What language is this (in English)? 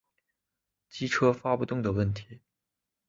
Chinese